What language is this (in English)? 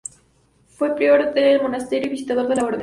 Spanish